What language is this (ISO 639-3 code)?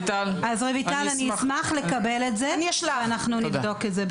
heb